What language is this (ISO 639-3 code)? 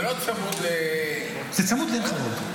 heb